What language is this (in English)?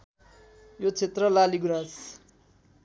Nepali